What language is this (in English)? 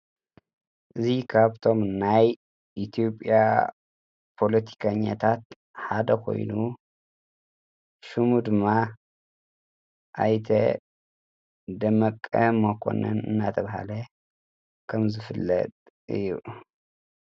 Tigrinya